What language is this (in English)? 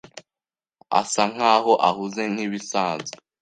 Kinyarwanda